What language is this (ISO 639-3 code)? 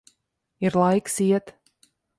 lav